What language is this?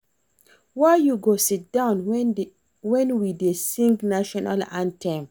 Nigerian Pidgin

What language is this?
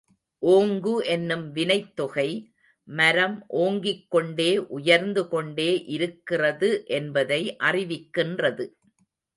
Tamil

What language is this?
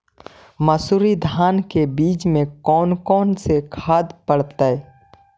Magahi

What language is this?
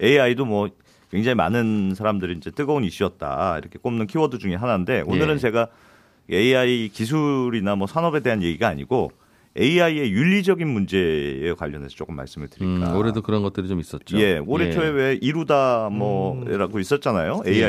Korean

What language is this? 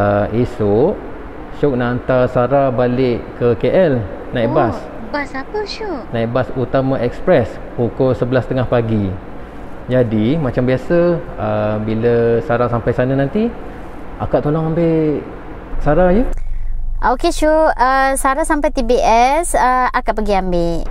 Malay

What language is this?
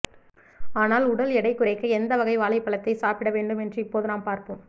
Tamil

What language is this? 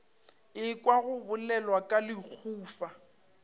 Northern Sotho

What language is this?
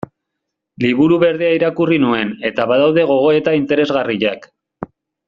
Basque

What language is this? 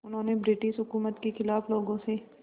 Hindi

